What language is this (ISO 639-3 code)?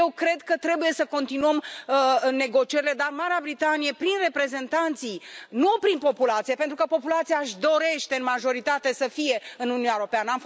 ron